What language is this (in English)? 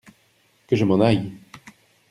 French